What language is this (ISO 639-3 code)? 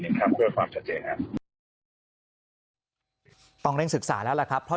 tha